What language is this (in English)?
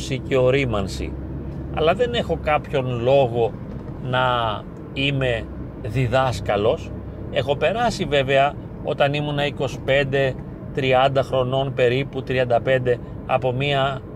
Greek